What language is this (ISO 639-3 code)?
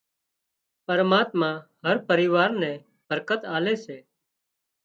kxp